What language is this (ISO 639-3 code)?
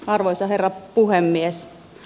fin